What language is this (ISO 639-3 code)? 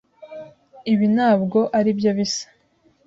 kin